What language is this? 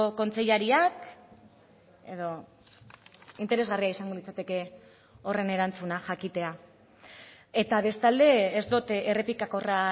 Basque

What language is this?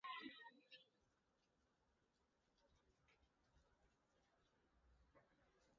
Basque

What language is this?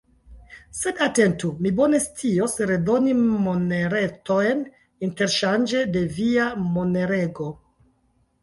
Esperanto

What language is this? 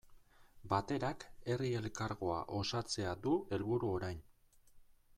Basque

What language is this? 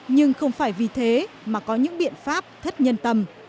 Vietnamese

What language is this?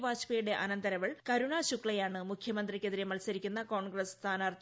Malayalam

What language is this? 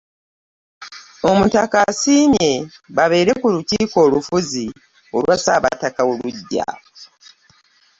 Ganda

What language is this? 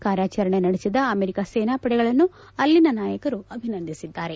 Kannada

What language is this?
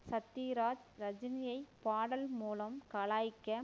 Tamil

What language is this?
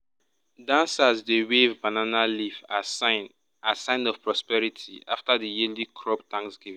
Nigerian Pidgin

